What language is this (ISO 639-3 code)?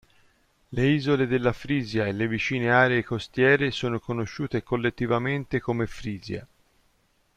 ita